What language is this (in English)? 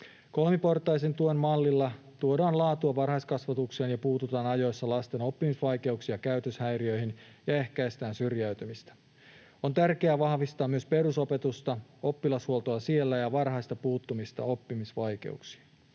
Finnish